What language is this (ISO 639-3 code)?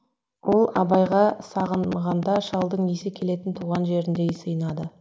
kaz